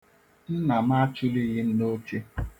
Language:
Igbo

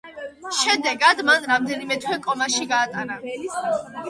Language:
Georgian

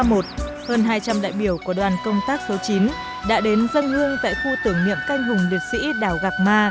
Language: Vietnamese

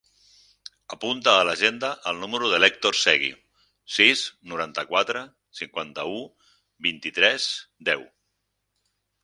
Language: Catalan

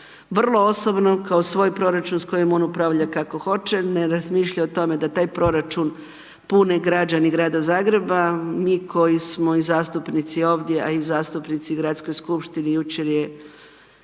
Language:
Croatian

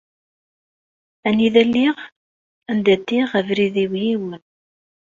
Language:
Kabyle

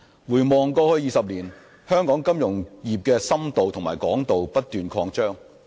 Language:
Cantonese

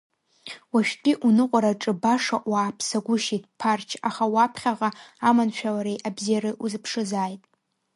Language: Abkhazian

